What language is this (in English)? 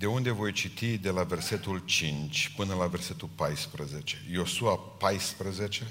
Romanian